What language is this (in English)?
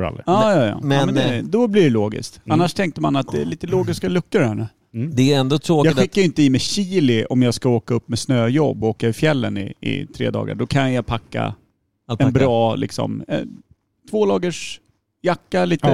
Swedish